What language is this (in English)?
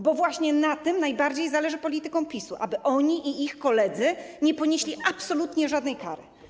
Polish